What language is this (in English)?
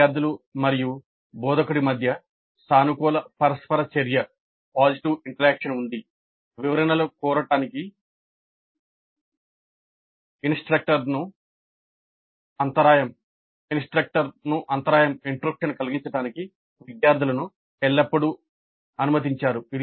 Telugu